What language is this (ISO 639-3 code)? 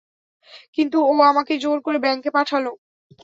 ben